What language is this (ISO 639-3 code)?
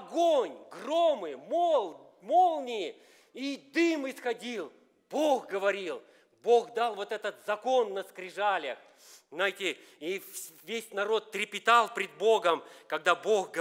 rus